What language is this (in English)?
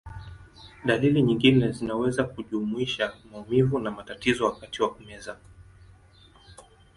Swahili